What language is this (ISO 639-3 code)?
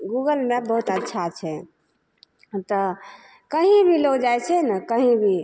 mai